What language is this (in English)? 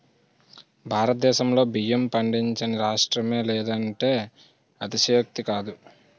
Telugu